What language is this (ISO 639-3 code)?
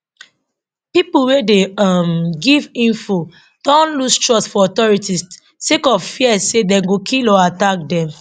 pcm